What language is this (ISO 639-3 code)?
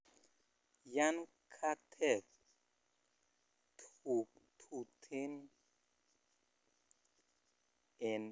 kln